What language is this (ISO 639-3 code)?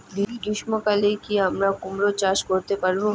ben